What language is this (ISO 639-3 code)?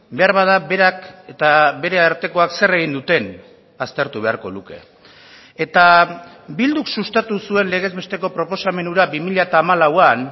eus